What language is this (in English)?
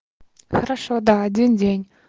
Russian